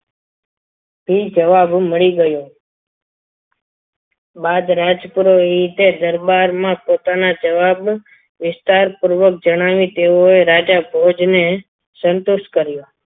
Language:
Gujarati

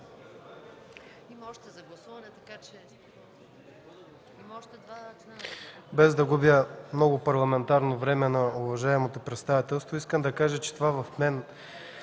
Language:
Bulgarian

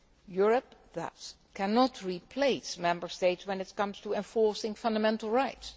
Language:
English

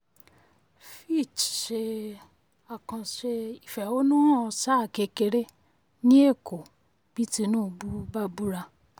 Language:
Yoruba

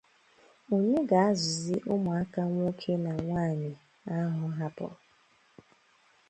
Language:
Igbo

